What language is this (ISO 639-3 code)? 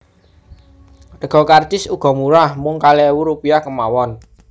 jav